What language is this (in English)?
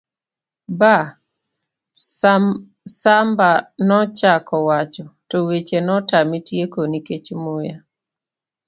Luo (Kenya and Tanzania)